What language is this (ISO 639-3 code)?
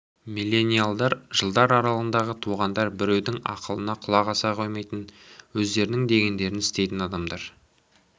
kaz